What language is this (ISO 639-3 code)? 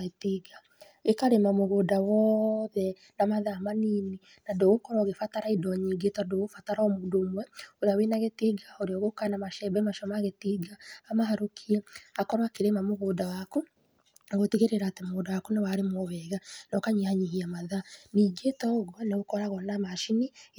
kik